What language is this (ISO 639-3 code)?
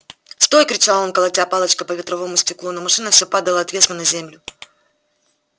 rus